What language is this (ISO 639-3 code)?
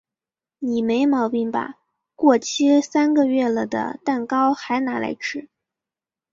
zho